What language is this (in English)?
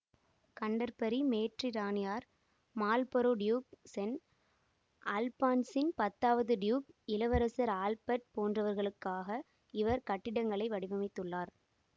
Tamil